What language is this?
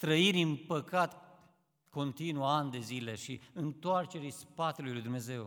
Romanian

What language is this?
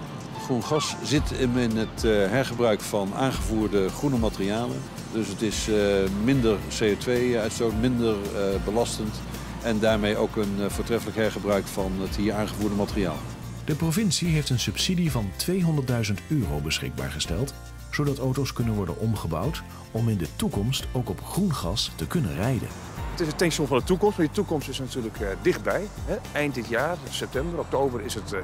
Dutch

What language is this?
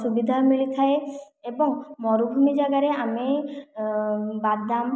Odia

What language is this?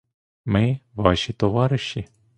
Ukrainian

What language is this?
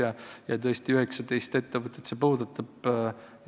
Estonian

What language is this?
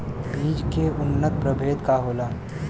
Bhojpuri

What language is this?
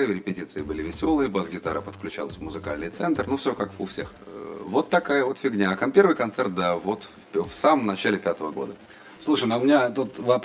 Russian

